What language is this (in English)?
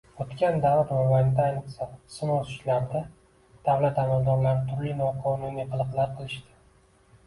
Uzbek